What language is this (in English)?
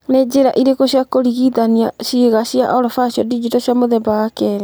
Kikuyu